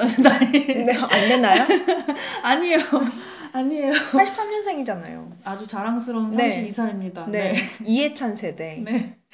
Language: Korean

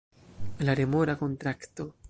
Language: Esperanto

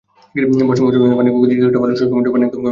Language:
Bangla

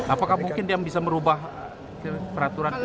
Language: Indonesian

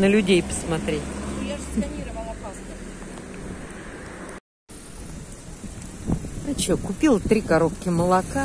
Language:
Russian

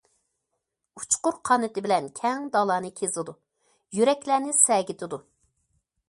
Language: Uyghur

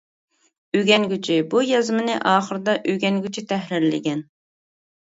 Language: Uyghur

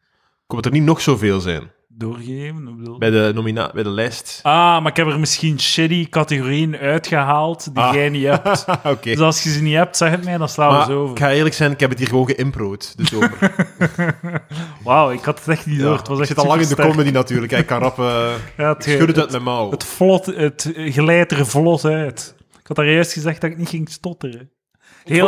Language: Dutch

